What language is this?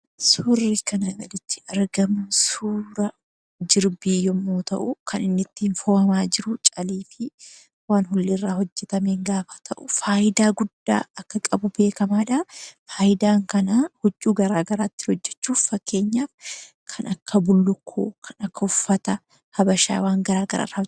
Oromo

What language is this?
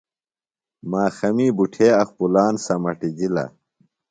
Phalura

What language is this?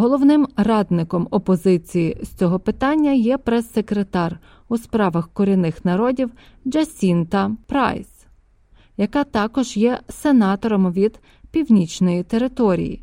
Ukrainian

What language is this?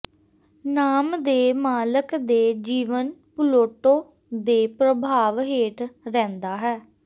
Punjabi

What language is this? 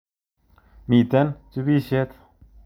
Kalenjin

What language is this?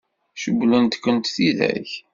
Kabyle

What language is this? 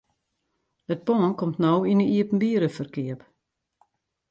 Western Frisian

